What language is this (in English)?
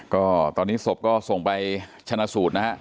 Thai